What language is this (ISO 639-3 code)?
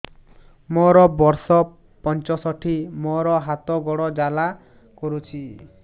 ori